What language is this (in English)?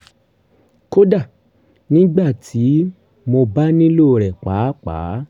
Yoruba